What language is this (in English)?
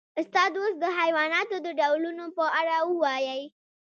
Pashto